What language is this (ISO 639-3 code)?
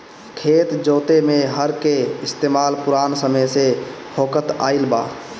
bho